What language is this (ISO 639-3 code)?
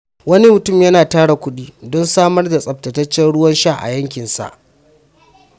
hau